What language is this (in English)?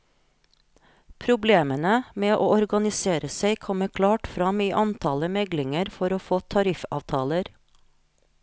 Norwegian